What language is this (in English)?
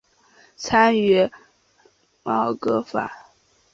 Chinese